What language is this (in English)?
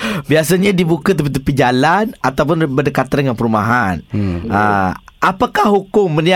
Malay